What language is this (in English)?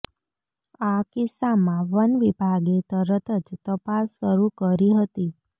Gujarati